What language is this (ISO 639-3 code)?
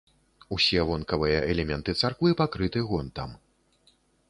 bel